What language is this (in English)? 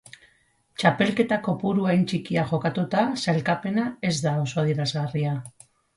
Basque